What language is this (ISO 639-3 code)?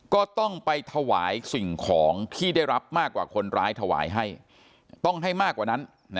tha